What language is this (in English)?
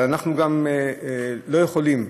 Hebrew